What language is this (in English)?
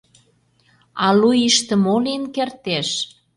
Mari